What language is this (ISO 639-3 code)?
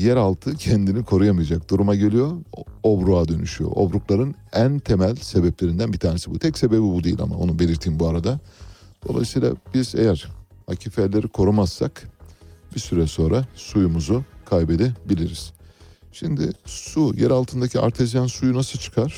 tur